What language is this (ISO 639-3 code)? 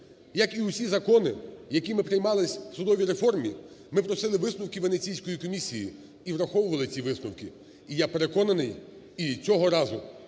ukr